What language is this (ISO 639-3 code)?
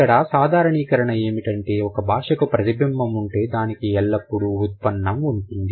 tel